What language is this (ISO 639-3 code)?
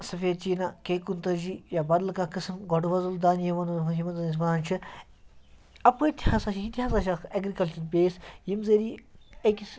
kas